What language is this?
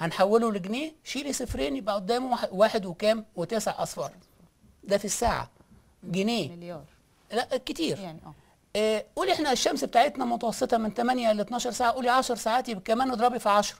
Arabic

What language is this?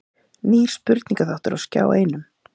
Icelandic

